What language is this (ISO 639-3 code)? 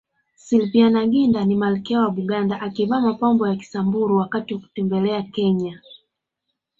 swa